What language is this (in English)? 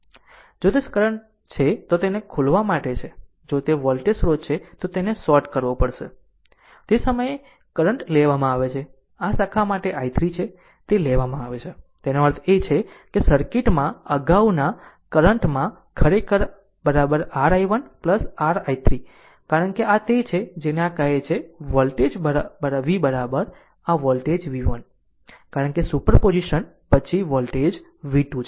Gujarati